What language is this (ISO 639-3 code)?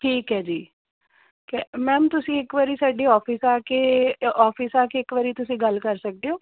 pan